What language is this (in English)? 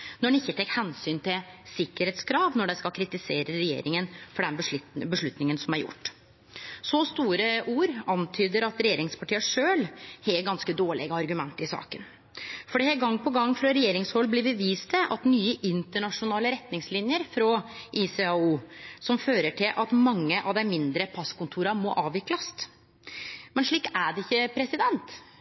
Norwegian Nynorsk